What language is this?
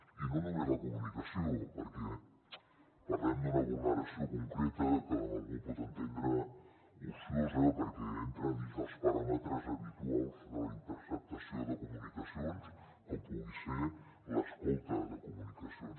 Catalan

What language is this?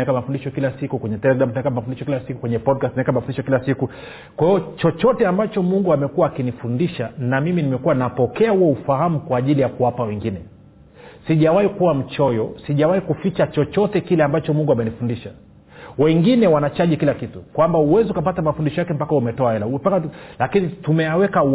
Swahili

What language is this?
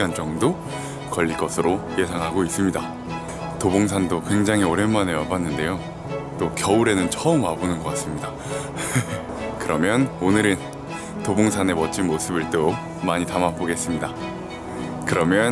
Korean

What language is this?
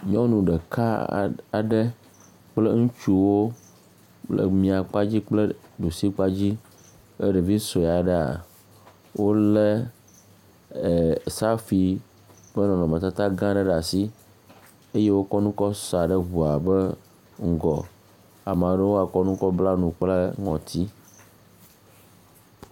Ewe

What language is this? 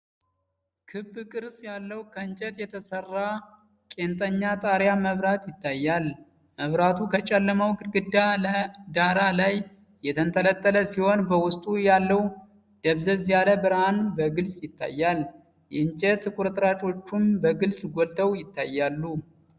Amharic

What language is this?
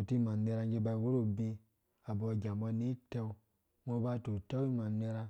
Dũya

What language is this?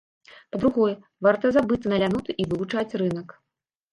Belarusian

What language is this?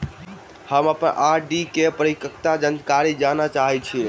Maithili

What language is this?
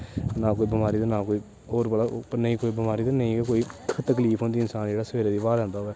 Dogri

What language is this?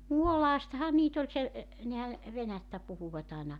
Finnish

